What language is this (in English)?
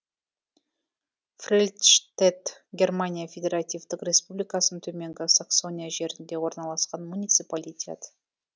Kazakh